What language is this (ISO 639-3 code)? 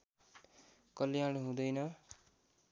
nep